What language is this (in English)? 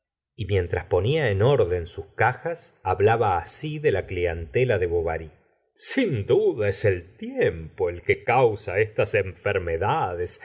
Spanish